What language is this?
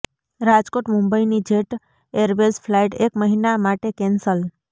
Gujarati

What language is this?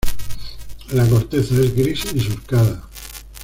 Spanish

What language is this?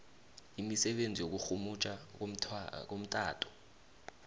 South Ndebele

